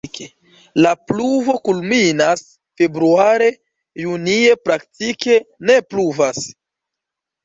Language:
Esperanto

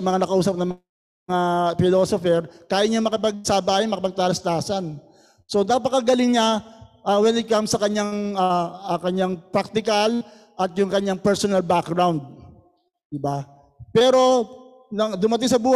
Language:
Filipino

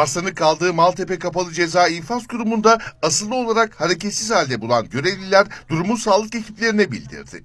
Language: Turkish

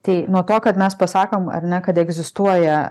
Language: Lithuanian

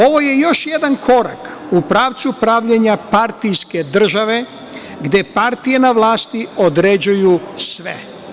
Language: Serbian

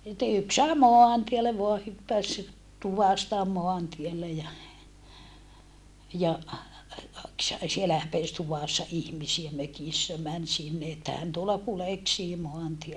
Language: Finnish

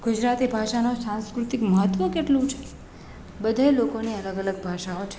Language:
Gujarati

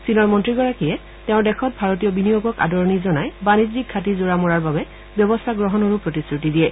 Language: Assamese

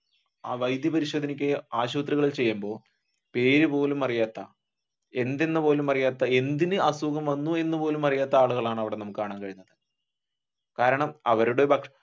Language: Malayalam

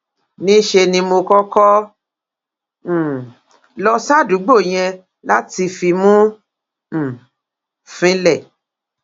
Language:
Yoruba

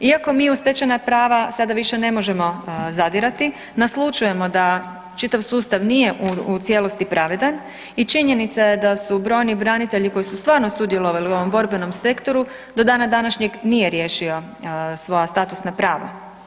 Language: Croatian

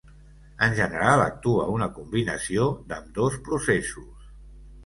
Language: Catalan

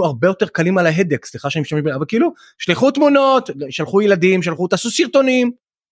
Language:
Hebrew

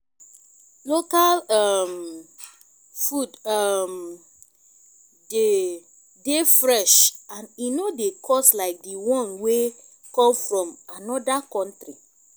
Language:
Nigerian Pidgin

